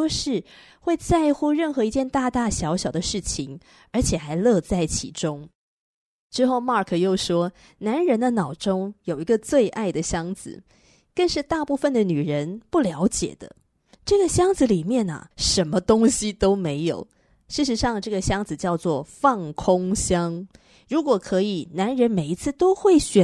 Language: Chinese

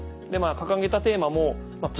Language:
Japanese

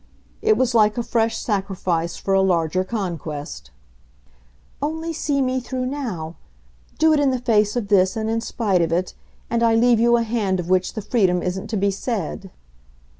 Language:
English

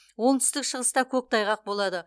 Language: Kazakh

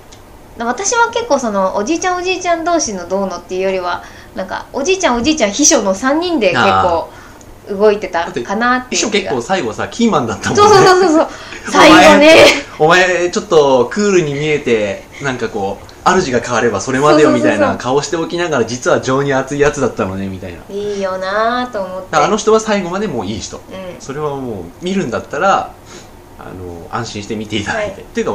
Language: Japanese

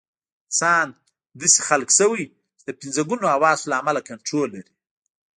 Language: Pashto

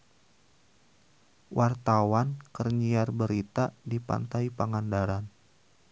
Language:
Sundanese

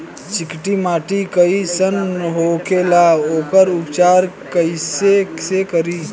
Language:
Bhojpuri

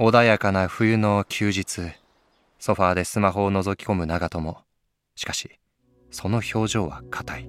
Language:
Japanese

